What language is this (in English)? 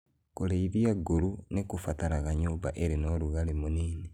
Kikuyu